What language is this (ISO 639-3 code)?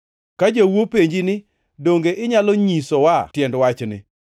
luo